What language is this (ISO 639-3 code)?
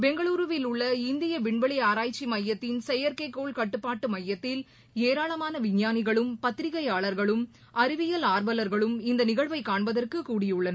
tam